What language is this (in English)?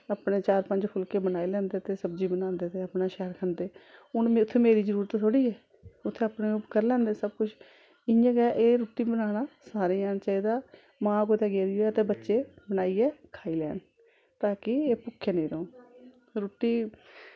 Dogri